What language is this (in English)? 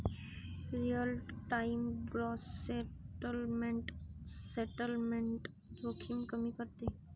Marathi